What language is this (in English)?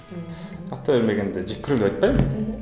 Kazakh